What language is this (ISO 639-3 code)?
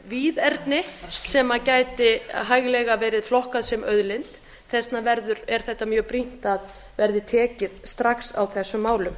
isl